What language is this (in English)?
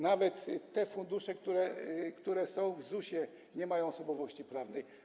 Polish